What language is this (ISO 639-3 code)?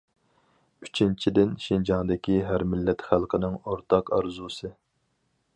uig